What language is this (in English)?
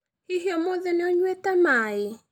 Kikuyu